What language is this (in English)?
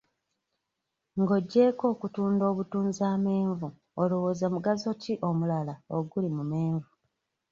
Ganda